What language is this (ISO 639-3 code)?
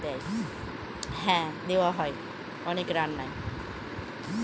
ben